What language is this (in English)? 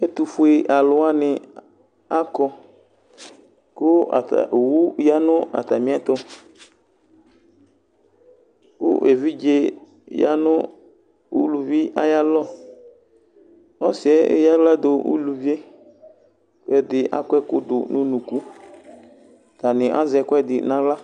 Ikposo